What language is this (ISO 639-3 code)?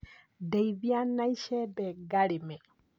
kik